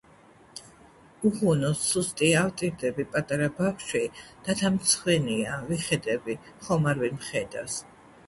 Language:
Georgian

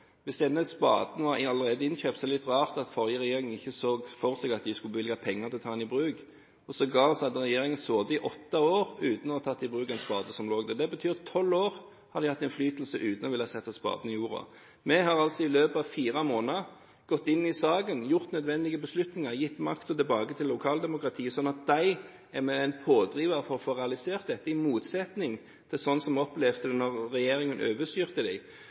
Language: Norwegian Bokmål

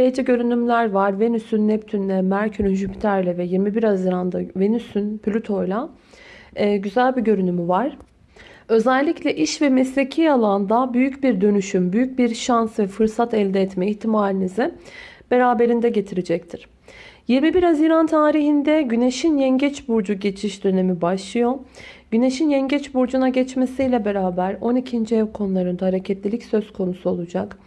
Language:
Turkish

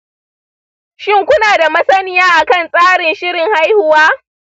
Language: Hausa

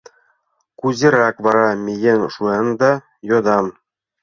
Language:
Mari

